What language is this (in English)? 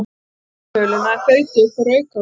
Icelandic